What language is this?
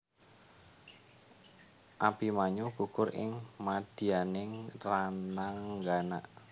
Javanese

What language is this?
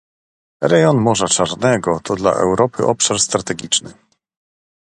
Polish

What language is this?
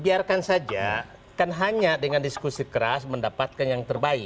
Indonesian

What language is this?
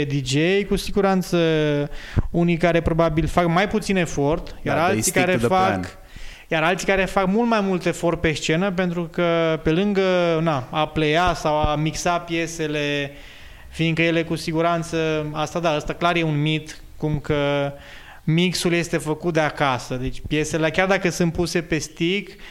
Romanian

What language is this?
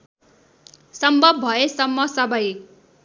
Nepali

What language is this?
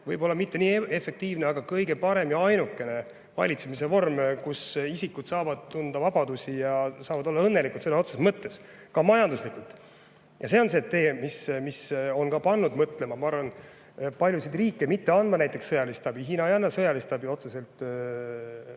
Estonian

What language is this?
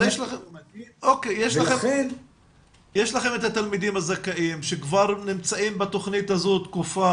Hebrew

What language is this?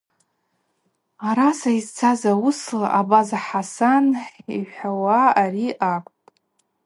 Abaza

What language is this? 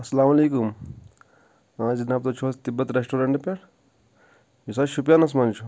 Kashmiri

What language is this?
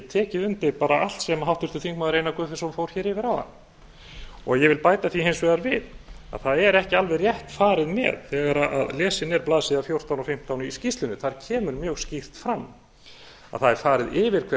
Icelandic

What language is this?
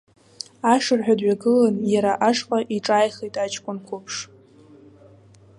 Abkhazian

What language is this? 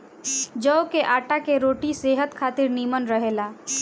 Bhojpuri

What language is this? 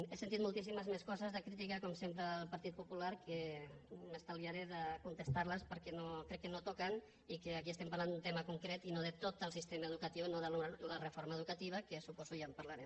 Catalan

